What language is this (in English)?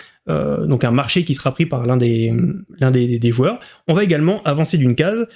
French